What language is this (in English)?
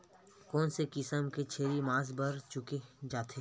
Chhattisgarhi